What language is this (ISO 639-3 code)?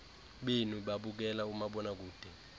xho